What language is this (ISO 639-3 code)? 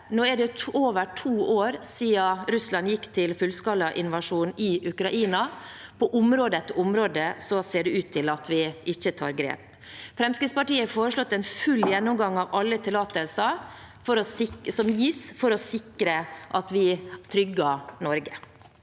nor